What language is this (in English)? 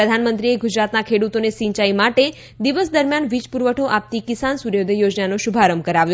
Gujarati